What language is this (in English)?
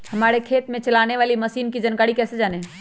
Magahi